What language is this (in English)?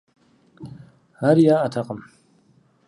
Kabardian